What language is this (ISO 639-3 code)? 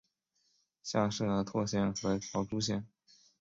zho